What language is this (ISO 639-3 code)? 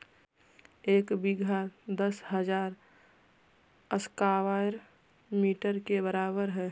mag